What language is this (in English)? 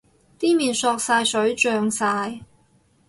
Cantonese